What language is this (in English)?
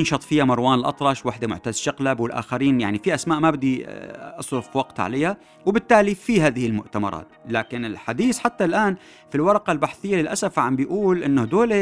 Arabic